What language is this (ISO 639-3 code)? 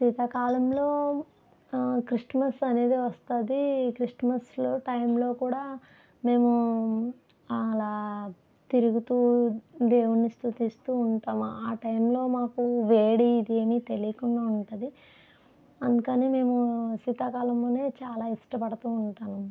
tel